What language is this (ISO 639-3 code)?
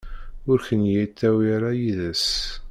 kab